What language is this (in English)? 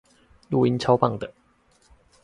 Chinese